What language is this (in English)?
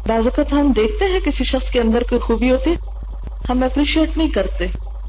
Urdu